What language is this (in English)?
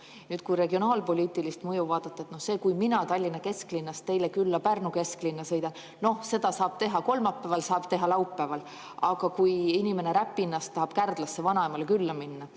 Estonian